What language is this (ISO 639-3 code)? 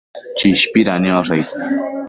mcf